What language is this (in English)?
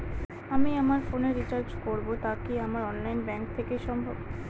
Bangla